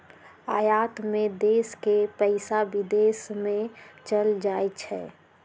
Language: Magahi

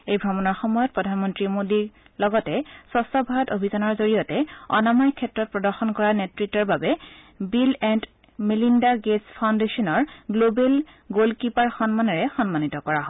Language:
Assamese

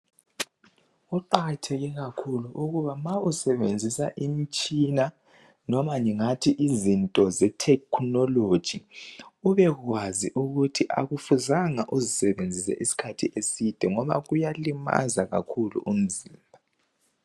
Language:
North Ndebele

